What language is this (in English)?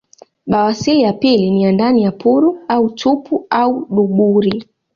Swahili